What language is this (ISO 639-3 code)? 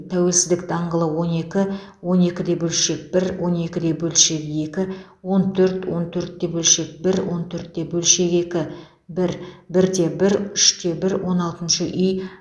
kaz